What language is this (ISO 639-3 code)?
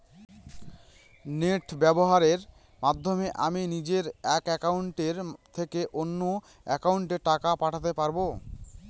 ben